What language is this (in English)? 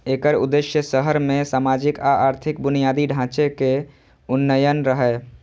Maithili